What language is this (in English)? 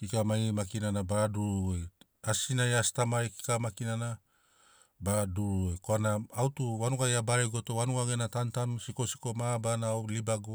Sinaugoro